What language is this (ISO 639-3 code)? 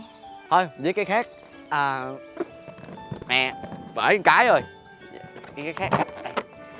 vie